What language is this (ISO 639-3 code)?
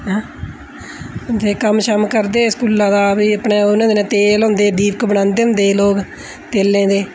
doi